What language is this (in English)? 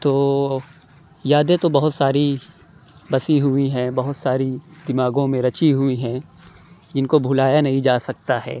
Urdu